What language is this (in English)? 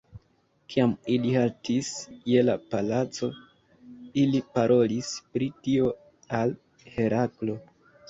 Esperanto